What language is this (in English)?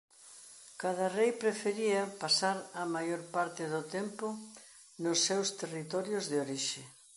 Galician